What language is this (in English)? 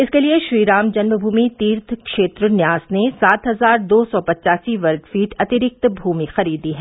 Hindi